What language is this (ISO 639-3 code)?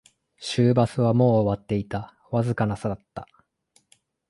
jpn